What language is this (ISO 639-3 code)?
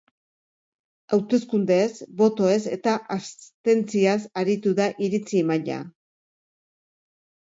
eus